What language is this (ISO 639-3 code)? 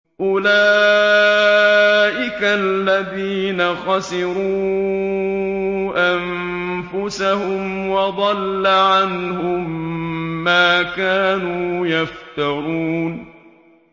ara